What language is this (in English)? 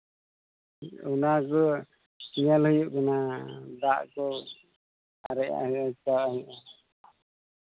Santali